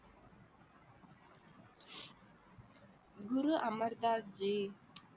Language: Tamil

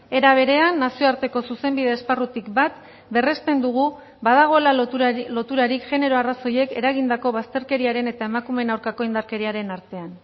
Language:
Basque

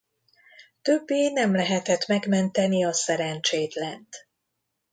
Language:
Hungarian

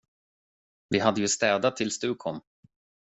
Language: Swedish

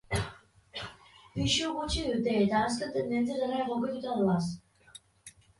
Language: Basque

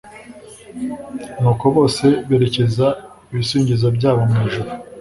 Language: Kinyarwanda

